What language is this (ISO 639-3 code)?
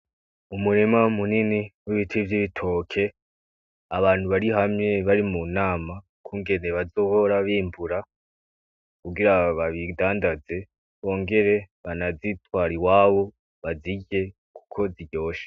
run